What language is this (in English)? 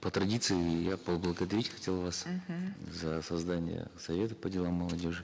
Kazakh